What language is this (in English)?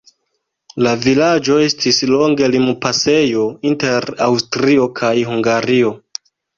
Esperanto